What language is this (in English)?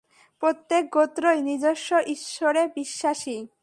Bangla